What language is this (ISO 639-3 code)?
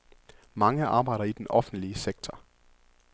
dan